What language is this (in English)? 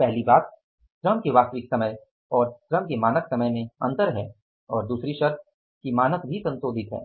Hindi